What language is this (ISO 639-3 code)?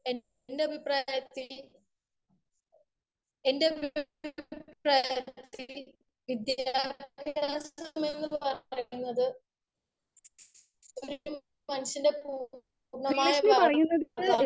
mal